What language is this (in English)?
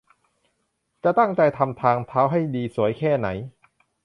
Thai